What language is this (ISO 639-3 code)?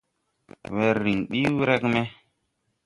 tui